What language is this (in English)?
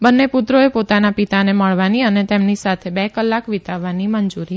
Gujarati